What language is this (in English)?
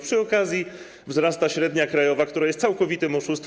Polish